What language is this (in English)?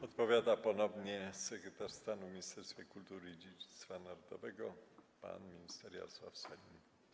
Polish